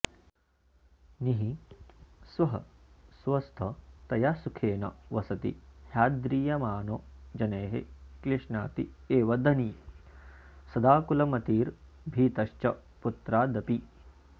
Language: Sanskrit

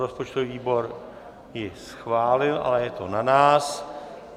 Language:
Czech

